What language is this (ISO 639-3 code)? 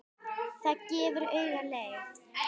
isl